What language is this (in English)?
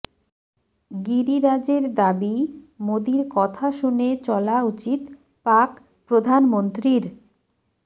Bangla